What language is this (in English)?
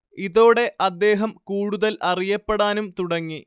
Malayalam